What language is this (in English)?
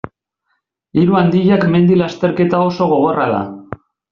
Basque